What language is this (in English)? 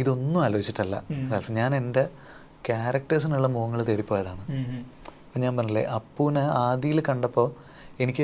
Malayalam